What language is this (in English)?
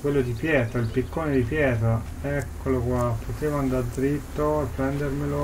Italian